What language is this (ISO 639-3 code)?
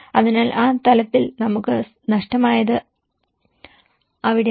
mal